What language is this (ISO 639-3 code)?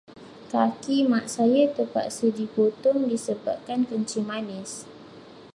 msa